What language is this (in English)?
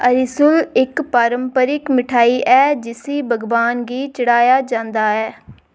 Dogri